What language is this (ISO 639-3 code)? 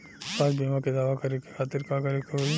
bho